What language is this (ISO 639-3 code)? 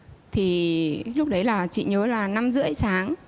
vie